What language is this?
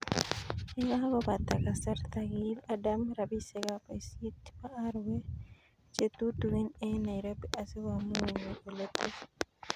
Kalenjin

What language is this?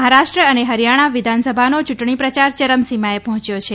Gujarati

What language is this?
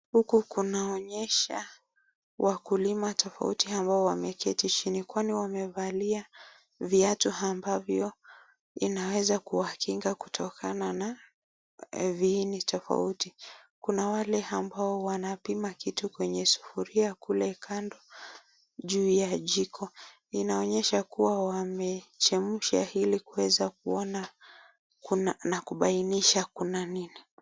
Swahili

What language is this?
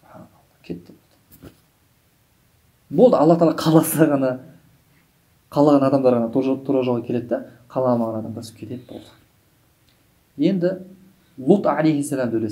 Turkish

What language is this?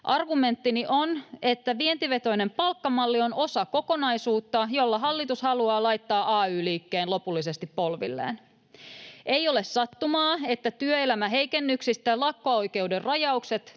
Finnish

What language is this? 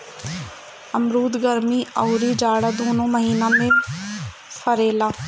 Bhojpuri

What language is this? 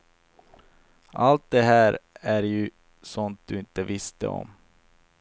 Swedish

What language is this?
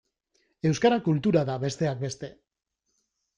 Basque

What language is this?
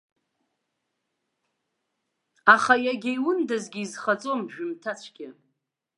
Abkhazian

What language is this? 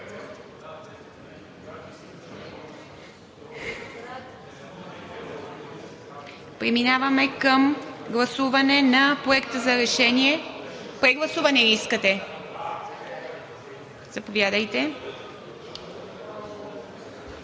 Bulgarian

